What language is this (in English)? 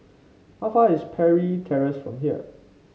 English